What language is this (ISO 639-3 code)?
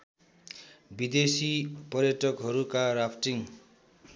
nep